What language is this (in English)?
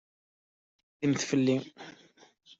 Kabyle